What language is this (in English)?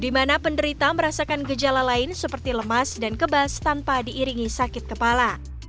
Indonesian